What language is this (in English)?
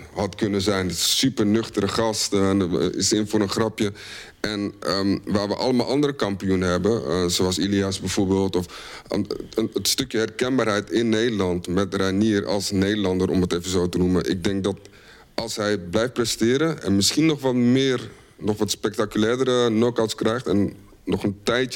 Dutch